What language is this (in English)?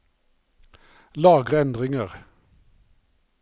Norwegian